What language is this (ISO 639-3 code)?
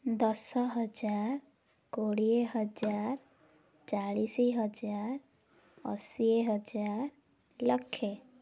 ori